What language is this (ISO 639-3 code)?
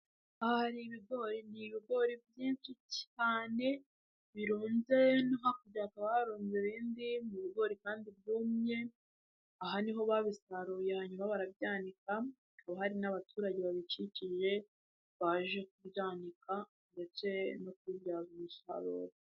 kin